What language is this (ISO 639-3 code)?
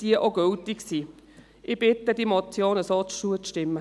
gsw